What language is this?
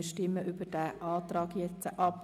Swiss German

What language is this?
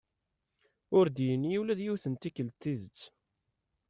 Kabyle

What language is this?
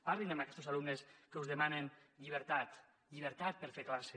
Catalan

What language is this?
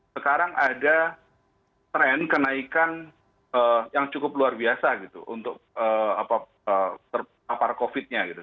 Indonesian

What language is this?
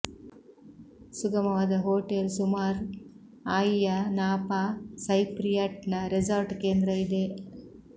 Kannada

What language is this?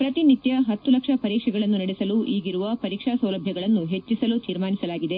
Kannada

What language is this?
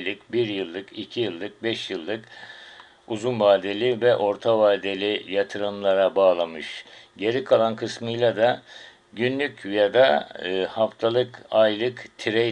Turkish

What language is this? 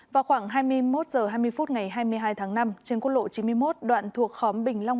Vietnamese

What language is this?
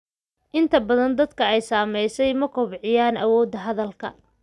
Somali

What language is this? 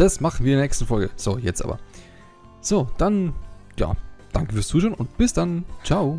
German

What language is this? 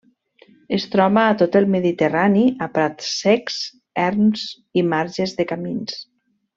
Catalan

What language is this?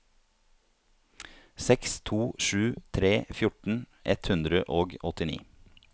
Norwegian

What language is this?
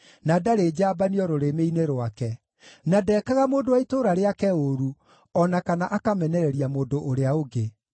Kikuyu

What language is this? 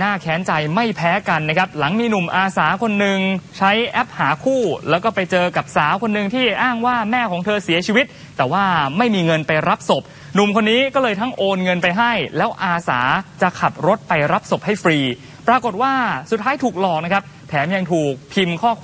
Thai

